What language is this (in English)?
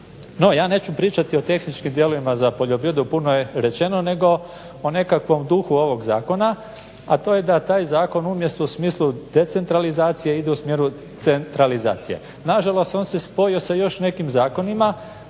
Croatian